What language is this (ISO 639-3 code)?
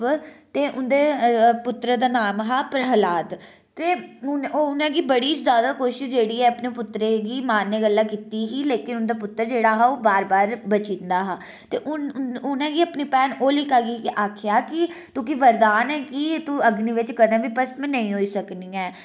doi